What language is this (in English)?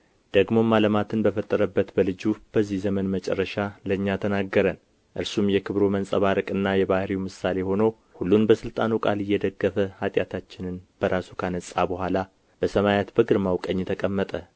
Amharic